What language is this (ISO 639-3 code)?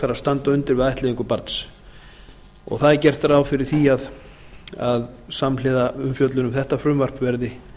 isl